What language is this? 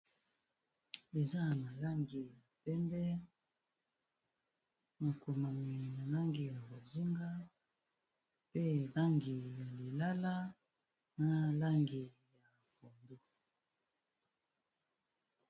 Lingala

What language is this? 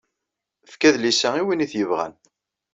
Kabyle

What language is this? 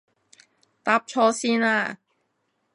Cantonese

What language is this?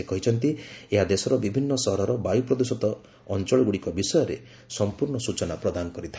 Odia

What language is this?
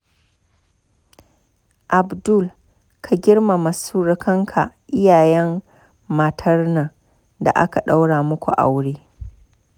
Hausa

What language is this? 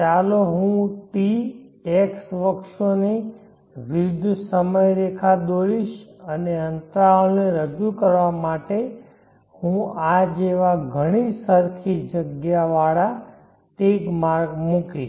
Gujarati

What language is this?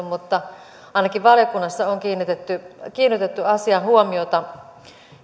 Finnish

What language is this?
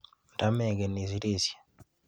Kalenjin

